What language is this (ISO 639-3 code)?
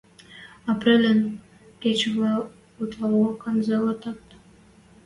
mrj